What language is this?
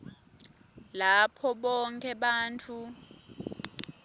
Swati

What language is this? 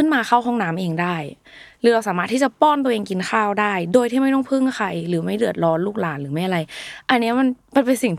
Thai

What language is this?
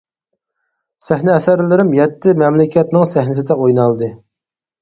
Uyghur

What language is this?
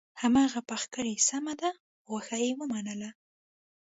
Pashto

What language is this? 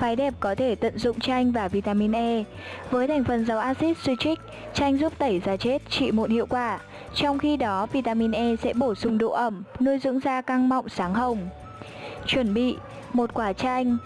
Vietnamese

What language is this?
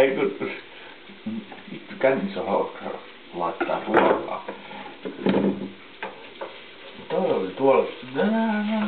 Finnish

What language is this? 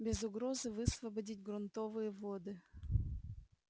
Russian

